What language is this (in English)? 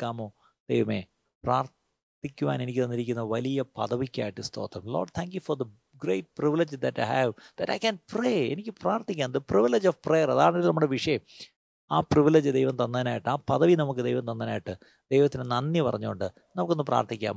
Malayalam